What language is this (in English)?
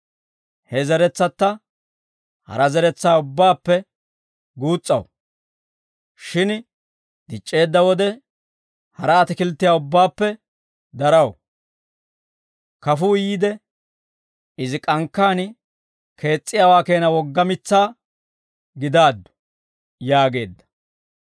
Dawro